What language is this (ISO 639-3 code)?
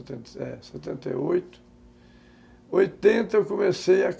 por